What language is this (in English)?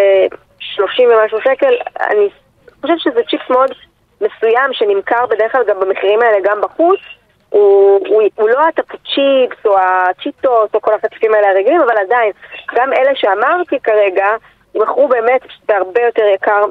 Hebrew